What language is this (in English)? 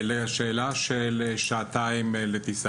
Hebrew